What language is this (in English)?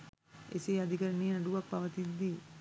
Sinhala